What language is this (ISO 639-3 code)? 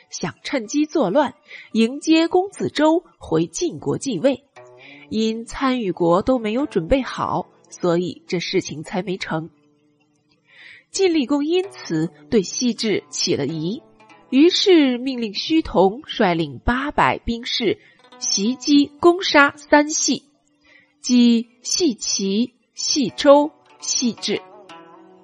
zho